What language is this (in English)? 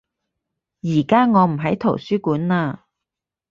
Cantonese